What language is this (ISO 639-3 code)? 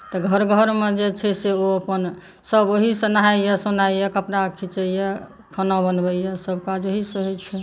mai